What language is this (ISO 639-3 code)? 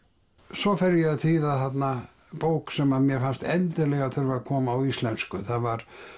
isl